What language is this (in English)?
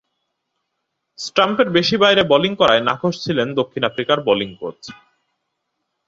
Bangla